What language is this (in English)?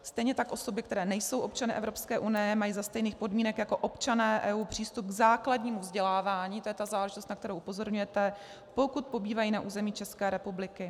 Czech